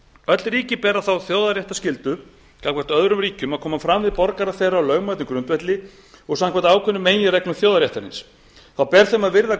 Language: Icelandic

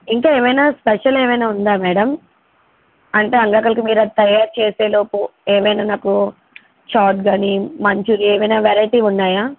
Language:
Telugu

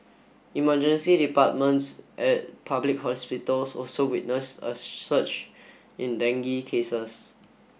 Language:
English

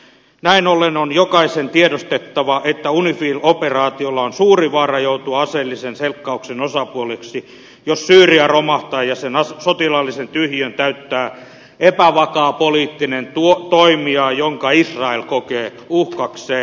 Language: Finnish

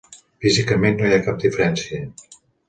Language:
Catalan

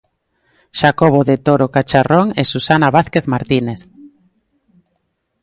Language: Galician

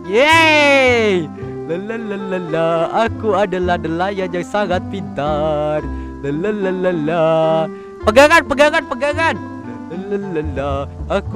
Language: Indonesian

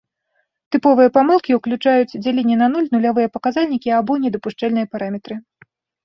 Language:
Belarusian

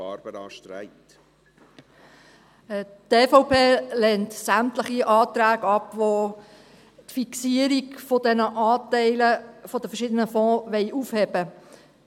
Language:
Swiss German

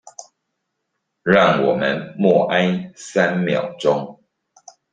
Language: Chinese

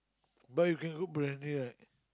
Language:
English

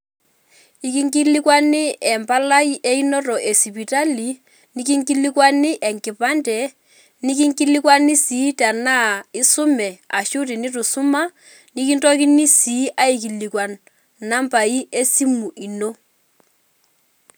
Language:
Masai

